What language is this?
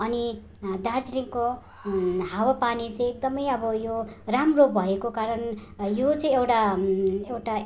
Nepali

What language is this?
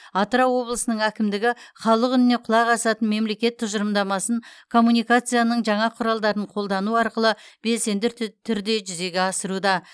Kazakh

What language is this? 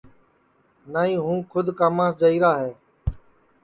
Sansi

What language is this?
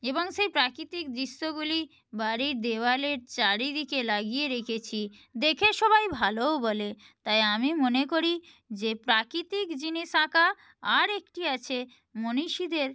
Bangla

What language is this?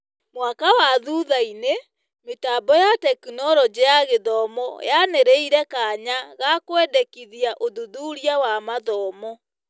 Kikuyu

